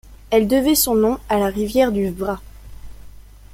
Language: French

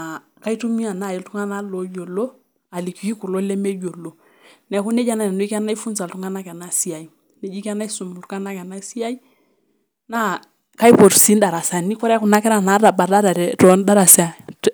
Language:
Masai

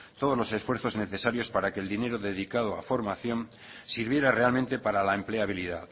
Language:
Spanish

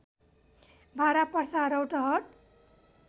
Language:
Nepali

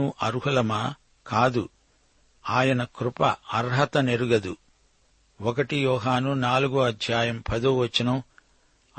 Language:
Telugu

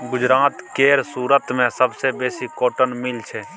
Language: Maithili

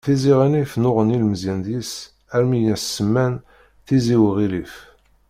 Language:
Kabyle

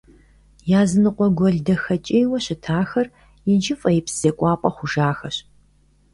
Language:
Kabardian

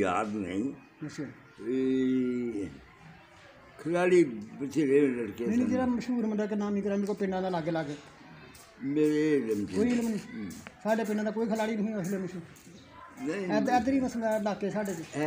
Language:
Punjabi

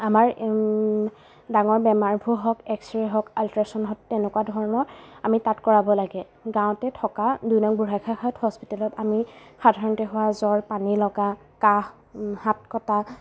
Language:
Assamese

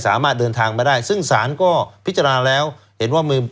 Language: Thai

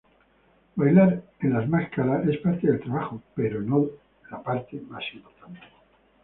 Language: Spanish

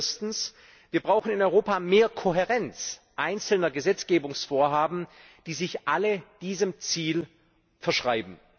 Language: German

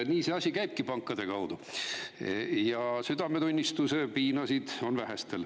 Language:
Estonian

